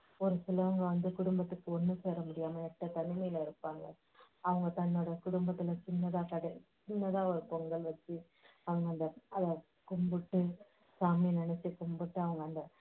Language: Tamil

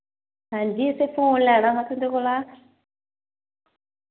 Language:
Dogri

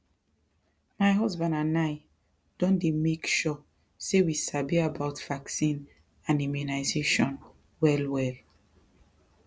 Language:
Nigerian Pidgin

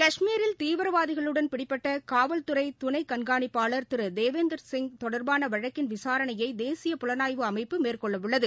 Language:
Tamil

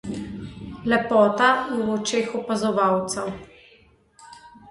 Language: Slovenian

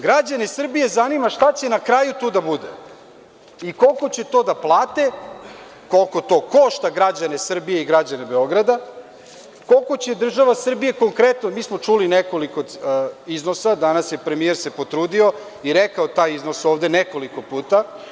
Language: Serbian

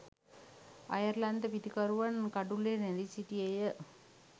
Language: Sinhala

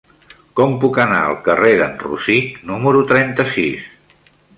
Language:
Catalan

